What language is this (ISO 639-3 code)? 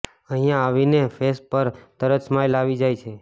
guj